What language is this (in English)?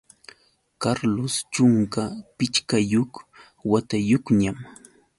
Yauyos Quechua